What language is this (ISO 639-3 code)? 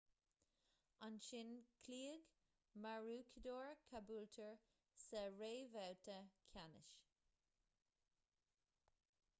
gle